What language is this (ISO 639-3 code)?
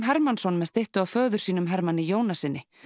isl